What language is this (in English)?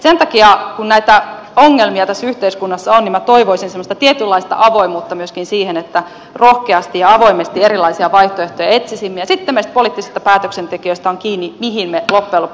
Finnish